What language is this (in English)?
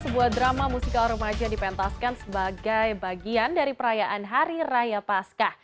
Indonesian